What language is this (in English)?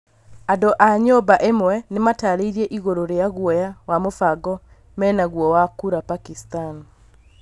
Kikuyu